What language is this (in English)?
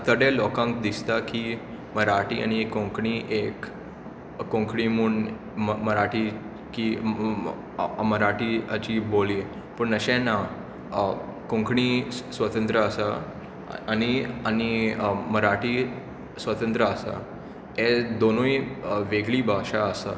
Konkani